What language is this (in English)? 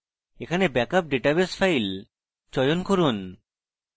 Bangla